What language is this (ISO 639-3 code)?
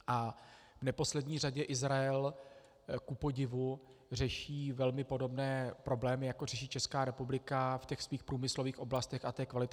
ces